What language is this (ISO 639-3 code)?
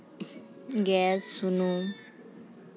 sat